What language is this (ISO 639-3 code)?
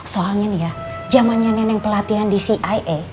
ind